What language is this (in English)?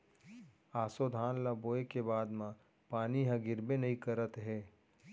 Chhattisgarhi